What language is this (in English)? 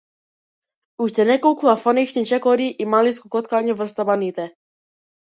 Macedonian